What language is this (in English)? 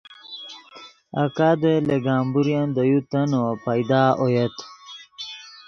Yidgha